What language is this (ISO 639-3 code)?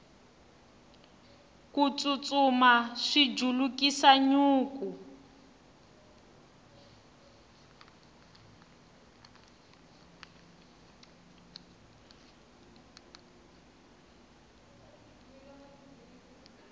tso